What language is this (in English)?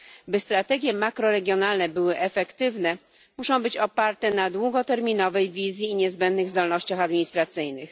Polish